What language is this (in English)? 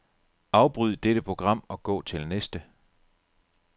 Danish